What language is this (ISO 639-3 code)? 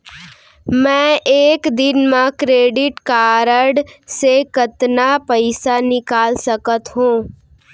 hne